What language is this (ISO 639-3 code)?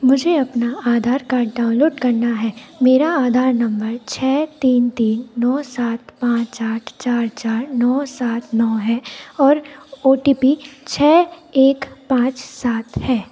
hin